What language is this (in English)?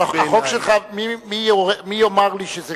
Hebrew